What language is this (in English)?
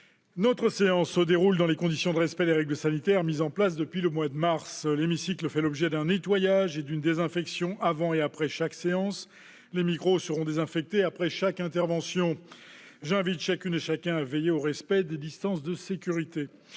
French